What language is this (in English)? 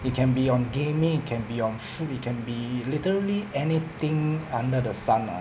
English